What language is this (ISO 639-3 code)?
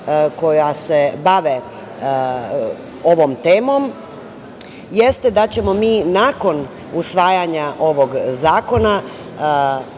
srp